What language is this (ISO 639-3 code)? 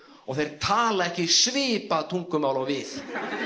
isl